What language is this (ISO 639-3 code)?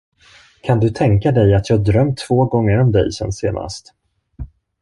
swe